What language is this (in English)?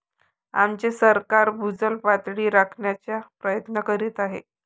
Marathi